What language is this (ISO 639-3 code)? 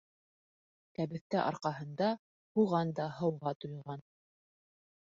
bak